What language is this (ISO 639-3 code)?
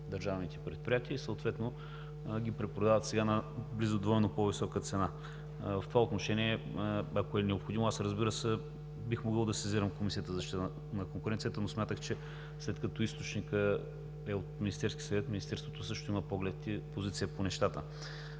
bul